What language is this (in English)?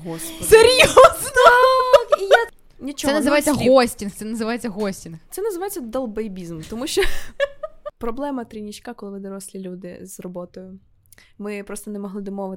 Ukrainian